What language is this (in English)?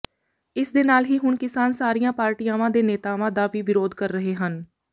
Punjabi